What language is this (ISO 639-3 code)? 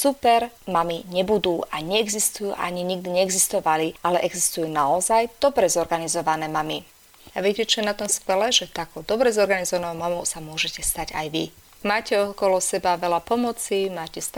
slk